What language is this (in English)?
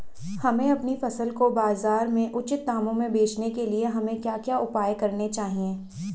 Hindi